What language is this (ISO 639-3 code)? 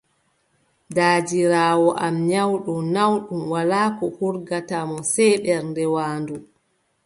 fub